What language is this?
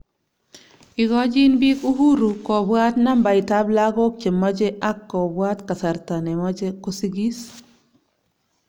Kalenjin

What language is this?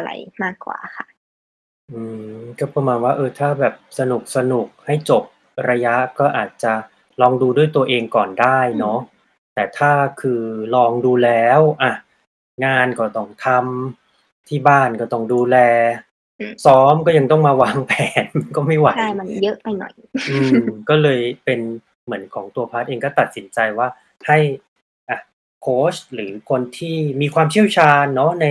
Thai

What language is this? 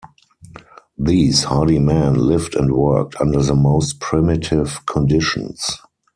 English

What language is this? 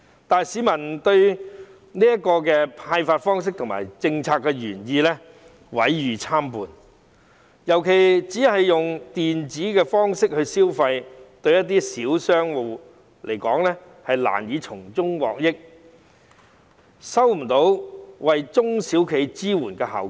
Cantonese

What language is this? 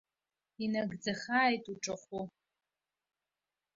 Abkhazian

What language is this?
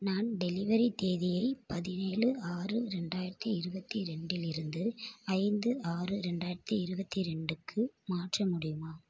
Tamil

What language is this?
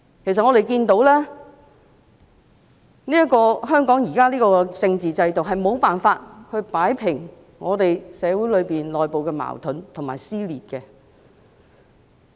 Cantonese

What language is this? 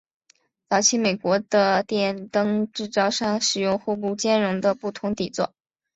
Chinese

